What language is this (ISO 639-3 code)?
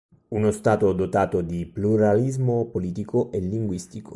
ita